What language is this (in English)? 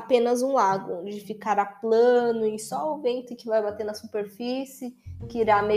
Portuguese